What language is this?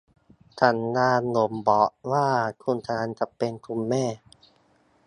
Thai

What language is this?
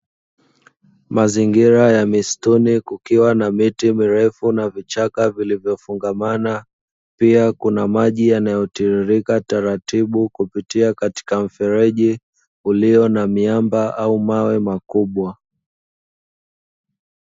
Swahili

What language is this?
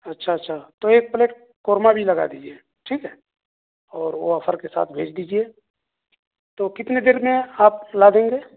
Urdu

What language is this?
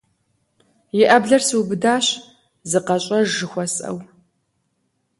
Kabardian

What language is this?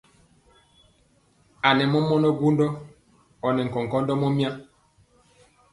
Mpiemo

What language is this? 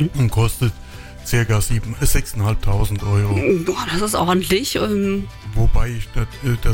German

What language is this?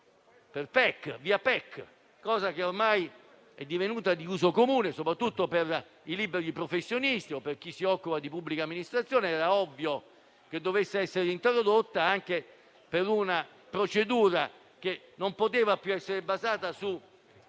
Italian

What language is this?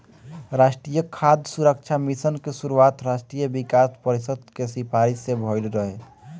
Bhojpuri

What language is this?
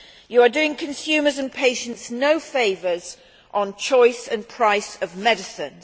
English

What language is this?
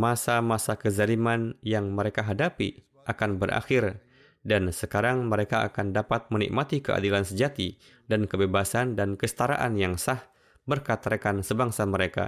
Indonesian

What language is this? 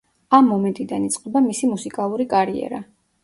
Georgian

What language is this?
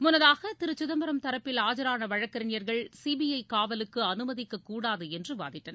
Tamil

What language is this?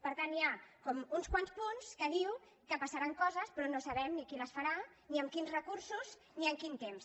Catalan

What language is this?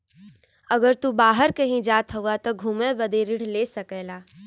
Bhojpuri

